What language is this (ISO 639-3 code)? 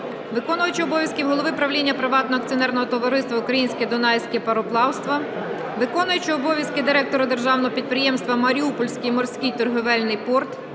ukr